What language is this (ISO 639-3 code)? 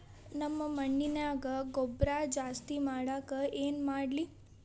kan